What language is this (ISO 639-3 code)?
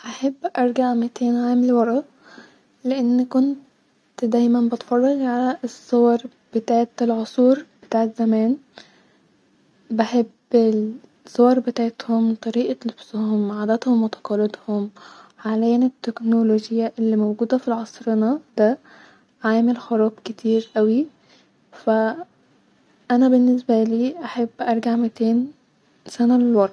arz